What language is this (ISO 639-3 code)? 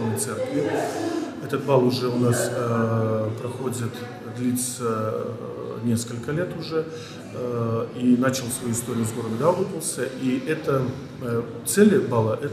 rus